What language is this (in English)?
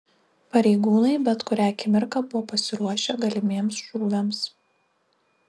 Lithuanian